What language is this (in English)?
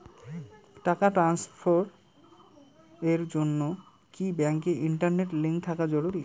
Bangla